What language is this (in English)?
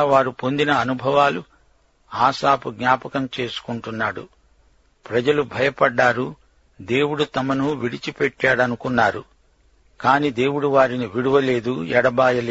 Telugu